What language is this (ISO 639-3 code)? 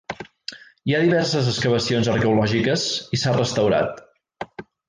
cat